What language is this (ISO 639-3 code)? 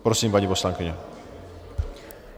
ces